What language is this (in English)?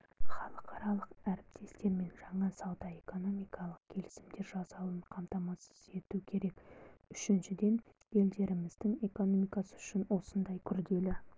Kazakh